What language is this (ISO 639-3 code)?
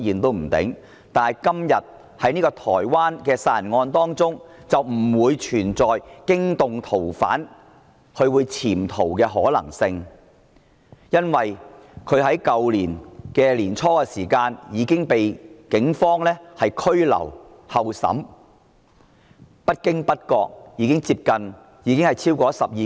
yue